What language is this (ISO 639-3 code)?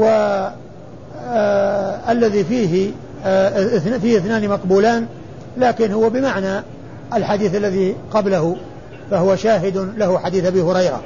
ara